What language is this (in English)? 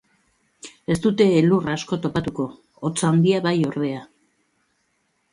Basque